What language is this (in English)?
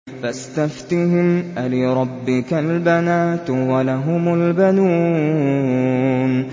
Arabic